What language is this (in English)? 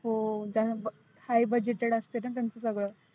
Marathi